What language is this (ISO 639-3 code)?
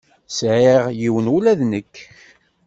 kab